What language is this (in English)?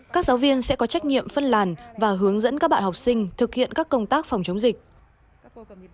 Vietnamese